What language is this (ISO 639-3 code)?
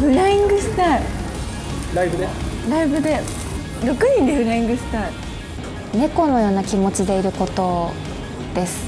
jpn